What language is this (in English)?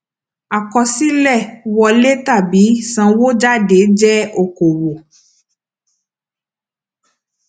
Yoruba